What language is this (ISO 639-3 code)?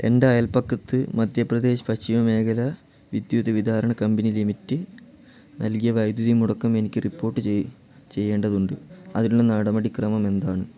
mal